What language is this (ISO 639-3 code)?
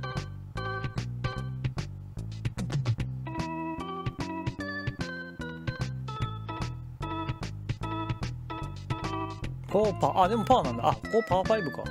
jpn